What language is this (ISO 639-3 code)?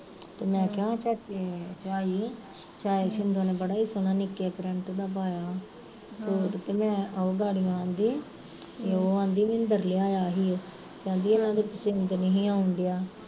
pan